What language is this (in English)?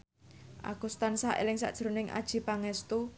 Javanese